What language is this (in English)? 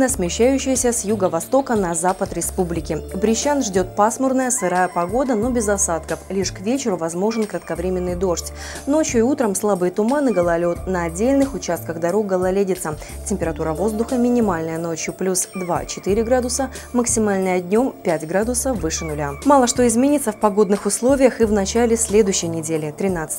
Russian